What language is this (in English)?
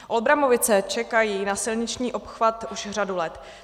Czech